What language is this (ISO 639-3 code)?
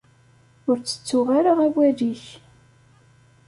kab